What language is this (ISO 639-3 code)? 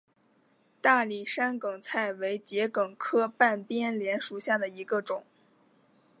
zho